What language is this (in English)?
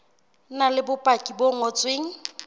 Southern Sotho